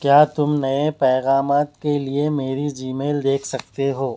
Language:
Urdu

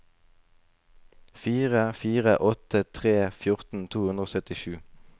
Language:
Norwegian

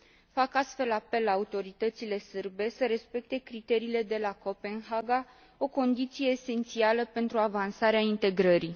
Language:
Romanian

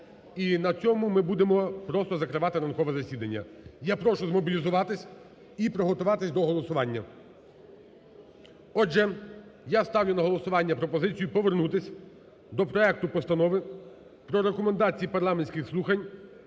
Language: Ukrainian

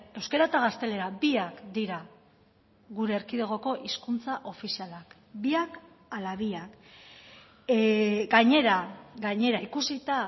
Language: Basque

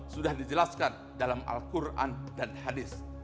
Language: Indonesian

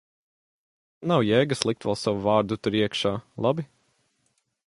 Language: Latvian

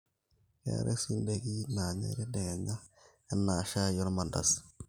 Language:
Masai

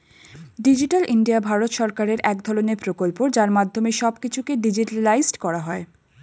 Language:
Bangla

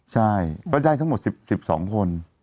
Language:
Thai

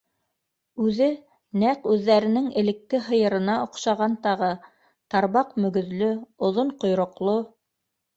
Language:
Bashkir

